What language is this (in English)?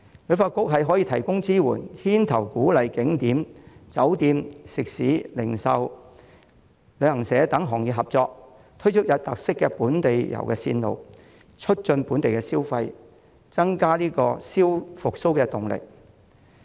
Cantonese